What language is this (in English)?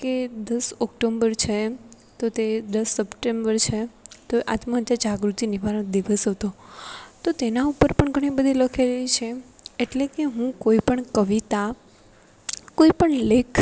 Gujarati